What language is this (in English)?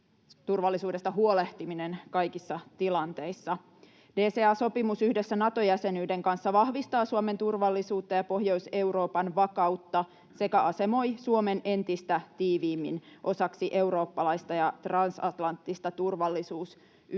Finnish